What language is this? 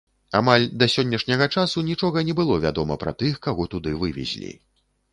Belarusian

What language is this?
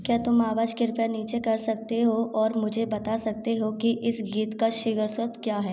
Hindi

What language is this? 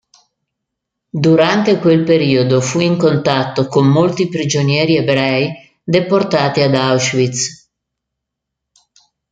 Italian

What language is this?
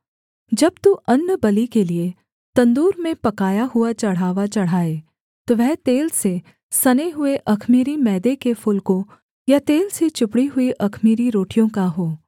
Hindi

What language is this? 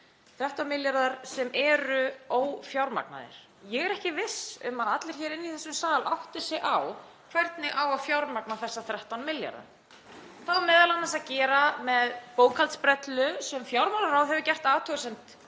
Icelandic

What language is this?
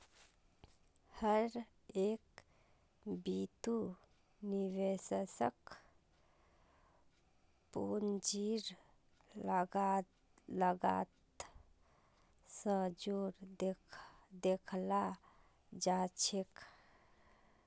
Magahi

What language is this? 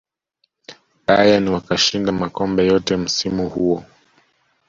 Swahili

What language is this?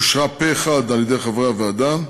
Hebrew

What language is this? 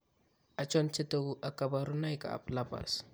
Kalenjin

